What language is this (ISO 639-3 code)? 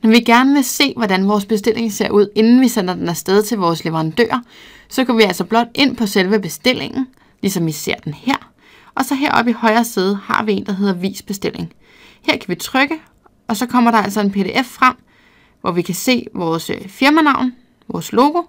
dan